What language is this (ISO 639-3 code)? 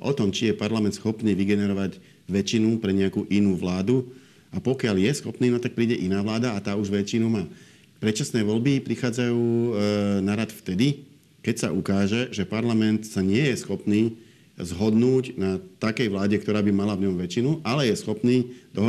slk